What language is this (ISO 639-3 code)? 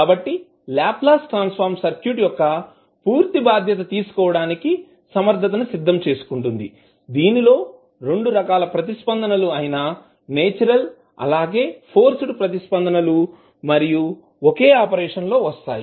tel